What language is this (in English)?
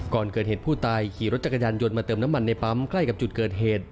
Thai